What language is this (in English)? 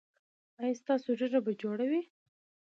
Pashto